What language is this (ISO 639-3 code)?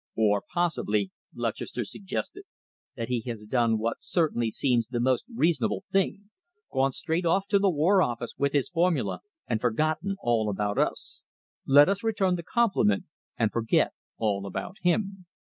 eng